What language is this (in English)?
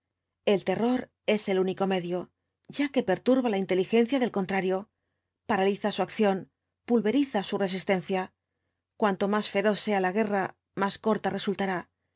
Spanish